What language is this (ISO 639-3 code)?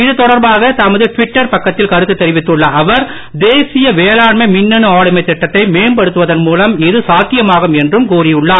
tam